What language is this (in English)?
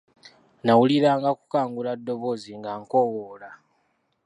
Ganda